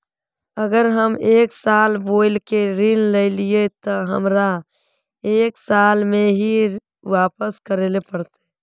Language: Magahi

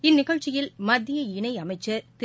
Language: Tamil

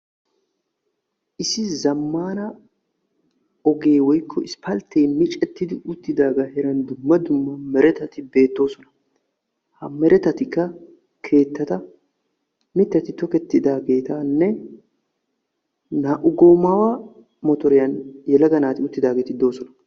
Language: Wolaytta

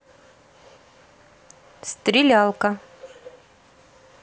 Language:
Russian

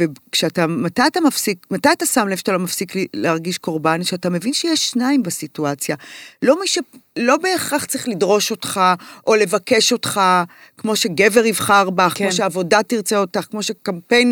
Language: Hebrew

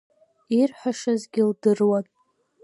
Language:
Abkhazian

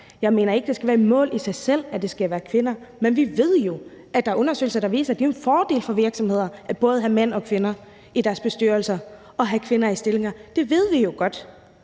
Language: Danish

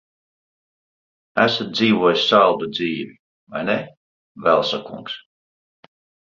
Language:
Latvian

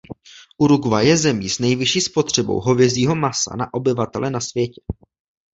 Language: Czech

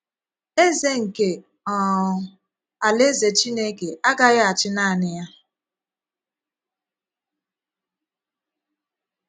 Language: Igbo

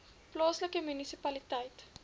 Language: Afrikaans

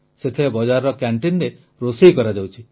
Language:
Odia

